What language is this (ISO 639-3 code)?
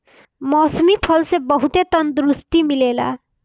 bho